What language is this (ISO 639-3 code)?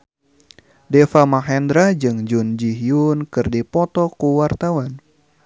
sun